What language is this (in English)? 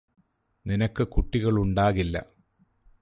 Malayalam